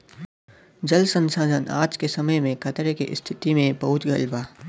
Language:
Bhojpuri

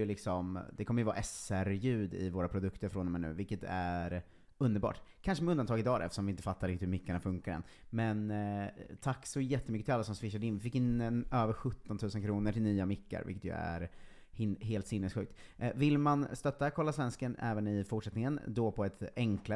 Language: Swedish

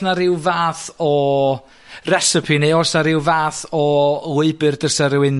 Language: Welsh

